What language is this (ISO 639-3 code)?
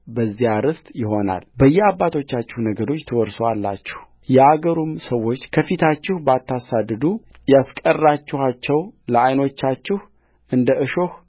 amh